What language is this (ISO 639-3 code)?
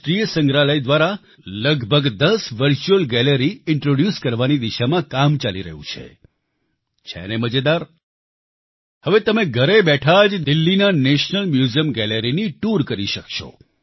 guj